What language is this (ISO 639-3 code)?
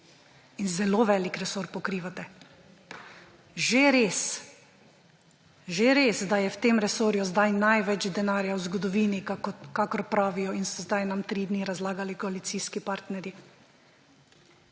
slv